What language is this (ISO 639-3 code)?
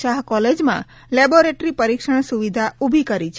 guj